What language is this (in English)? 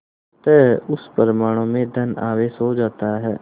Hindi